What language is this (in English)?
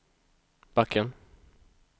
Swedish